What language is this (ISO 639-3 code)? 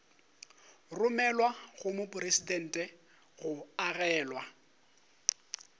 nso